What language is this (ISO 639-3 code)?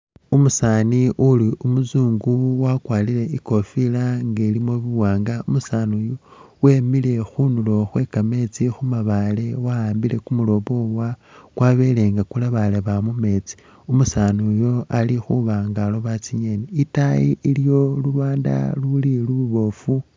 myx